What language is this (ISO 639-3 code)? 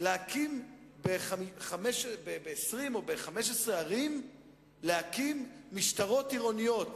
heb